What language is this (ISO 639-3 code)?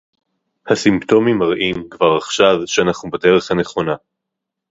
heb